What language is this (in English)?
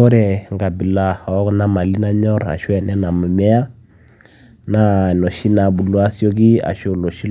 Masai